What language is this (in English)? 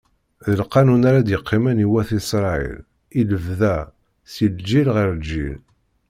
Kabyle